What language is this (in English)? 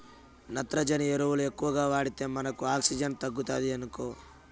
Telugu